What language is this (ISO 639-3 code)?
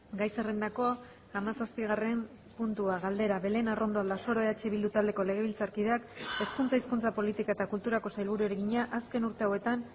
eus